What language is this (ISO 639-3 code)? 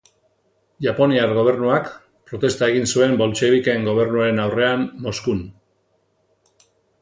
eus